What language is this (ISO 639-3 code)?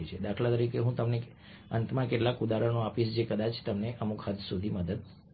guj